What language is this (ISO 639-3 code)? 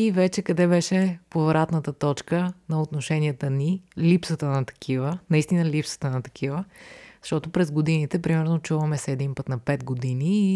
bul